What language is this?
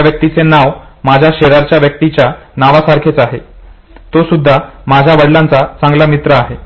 Marathi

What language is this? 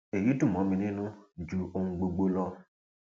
Yoruba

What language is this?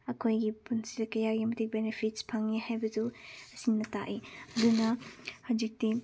Manipuri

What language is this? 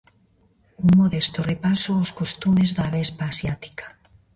Galician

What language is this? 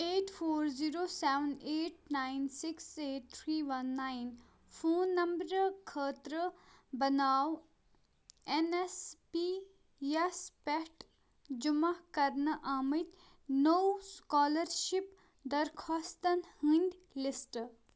Kashmiri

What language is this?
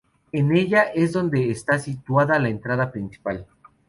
Spanish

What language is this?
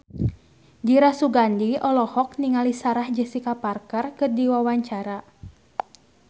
Sundanese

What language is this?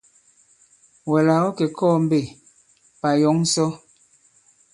Bankon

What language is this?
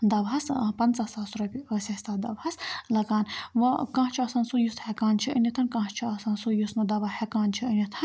Kashmiri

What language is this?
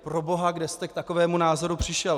Czech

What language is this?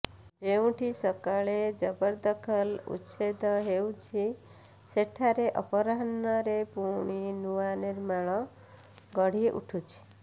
Odia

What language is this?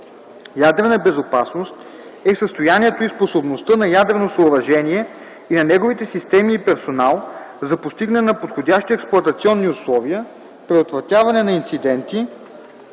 Bulgarian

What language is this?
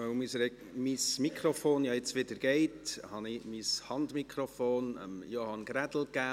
Swiss German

